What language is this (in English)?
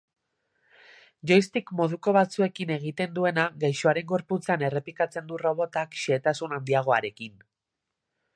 Basque